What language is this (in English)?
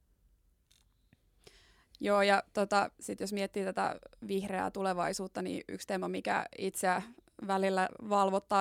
Finnish